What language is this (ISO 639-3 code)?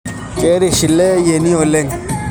mas